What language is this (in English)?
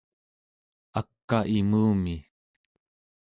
Central Yupik